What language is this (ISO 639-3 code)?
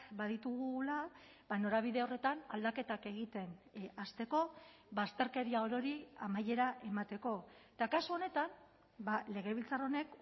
eus